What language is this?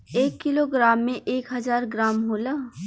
Bhojpuri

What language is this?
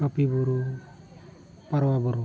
Santali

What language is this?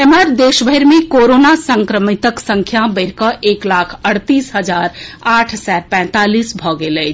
Maithili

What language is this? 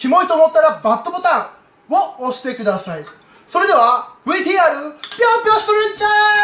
Japanese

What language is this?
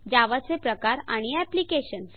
Marathi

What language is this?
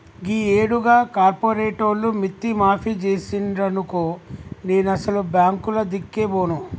Telugu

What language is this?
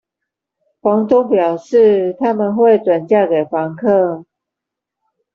Chinese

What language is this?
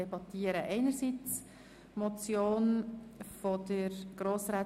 Swiss German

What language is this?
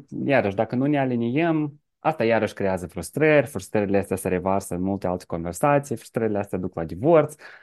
Romanian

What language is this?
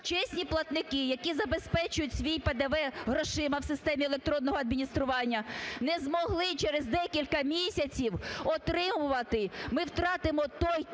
Ukrainian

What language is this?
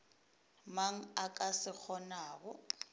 Northern Sotho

